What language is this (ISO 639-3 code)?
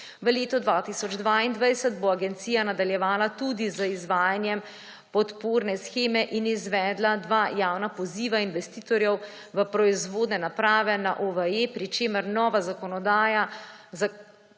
slv